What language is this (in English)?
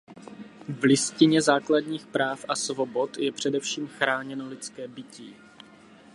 Czech